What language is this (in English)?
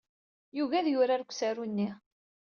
Kabyle